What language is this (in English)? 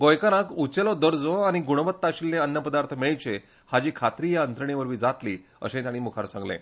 Konkani